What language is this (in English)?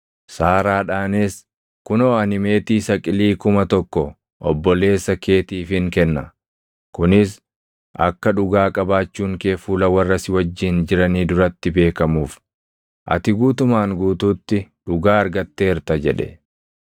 Oromo